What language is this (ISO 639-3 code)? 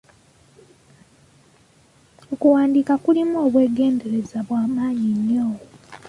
lug